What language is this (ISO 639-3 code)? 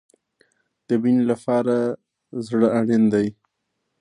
pus